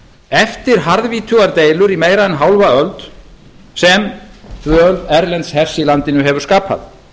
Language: Icelandic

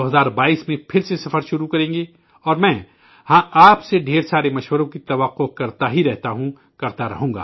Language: Urdu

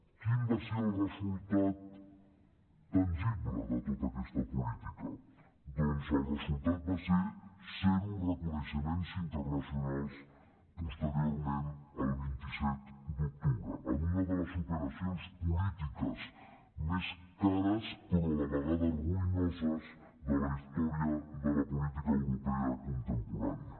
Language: Catalan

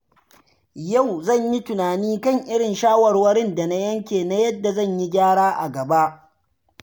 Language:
Hausa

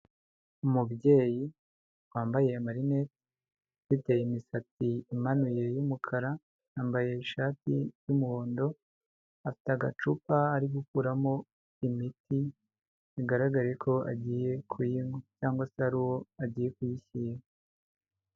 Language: Kinyarwanda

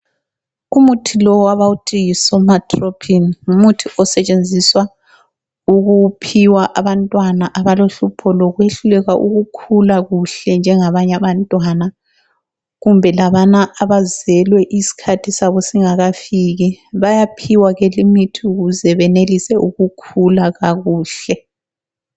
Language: North Ndebele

